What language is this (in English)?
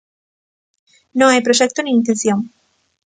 Galician